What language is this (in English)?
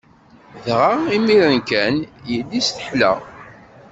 Kabyle